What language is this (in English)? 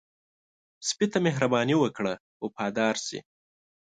Pashto